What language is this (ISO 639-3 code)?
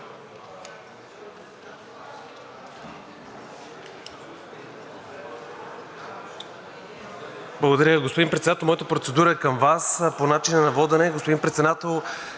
bul